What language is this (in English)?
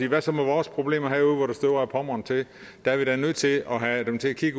Danish